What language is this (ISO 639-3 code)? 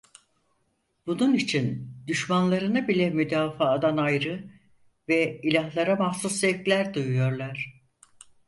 tur